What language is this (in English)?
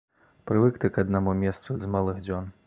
Belarusian